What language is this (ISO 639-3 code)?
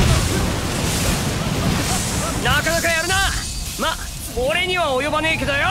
jpn